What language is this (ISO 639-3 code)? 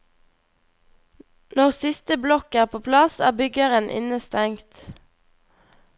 nor